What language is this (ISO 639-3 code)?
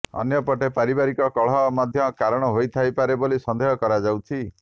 ori